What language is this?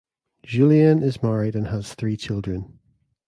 English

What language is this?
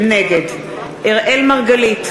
Hebrew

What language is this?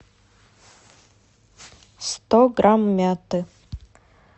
Russian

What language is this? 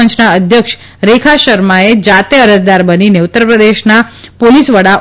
Gujarati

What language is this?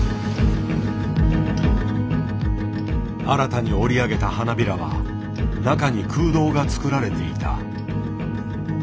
Japanese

